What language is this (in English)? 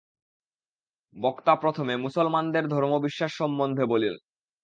Bangla